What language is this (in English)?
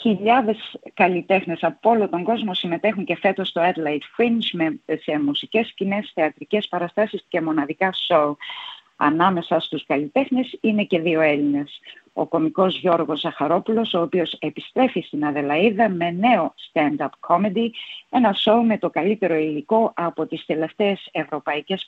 Greek